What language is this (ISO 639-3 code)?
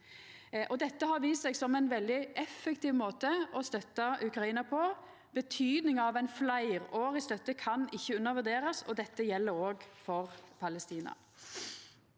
nor